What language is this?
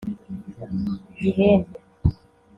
Kinyarwanda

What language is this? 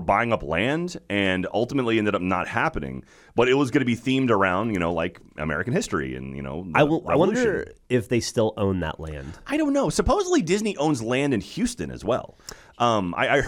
English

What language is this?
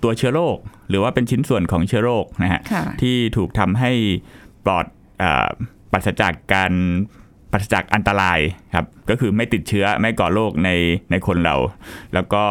Thai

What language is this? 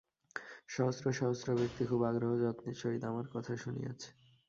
Bangla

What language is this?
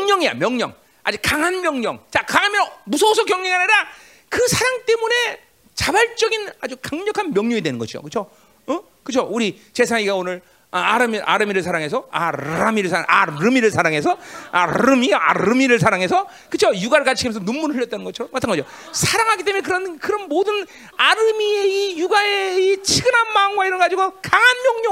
Korean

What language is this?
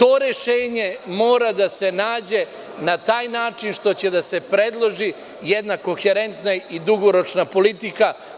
Serbian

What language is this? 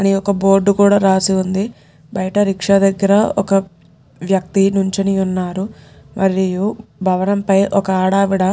Telugu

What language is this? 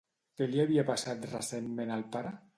Catalan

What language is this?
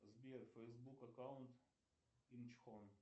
Russian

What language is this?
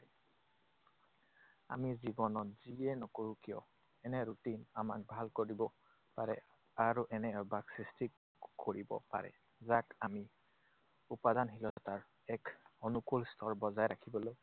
Assamese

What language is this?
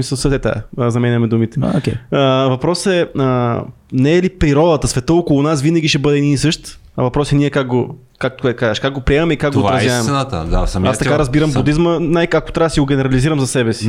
Bulgarian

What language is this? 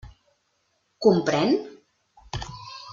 Catalan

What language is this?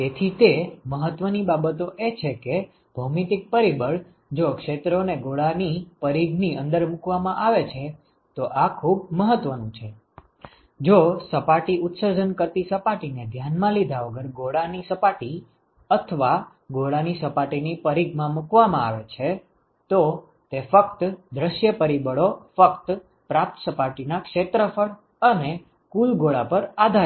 Gujarati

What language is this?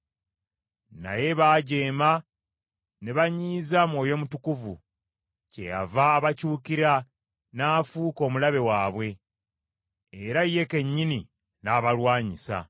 Ganda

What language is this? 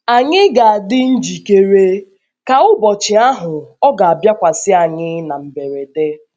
Igbo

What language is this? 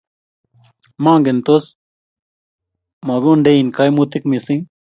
Kalenjin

